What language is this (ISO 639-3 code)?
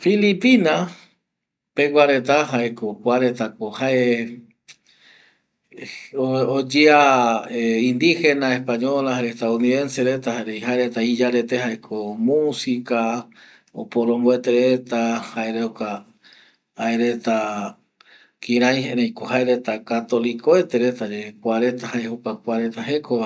gui